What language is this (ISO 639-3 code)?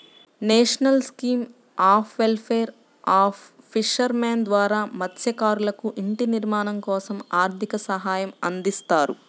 tel